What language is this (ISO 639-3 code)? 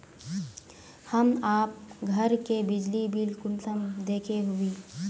mag